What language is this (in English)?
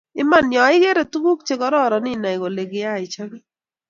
Kalenjin